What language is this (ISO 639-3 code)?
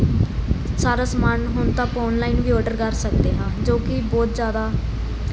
pan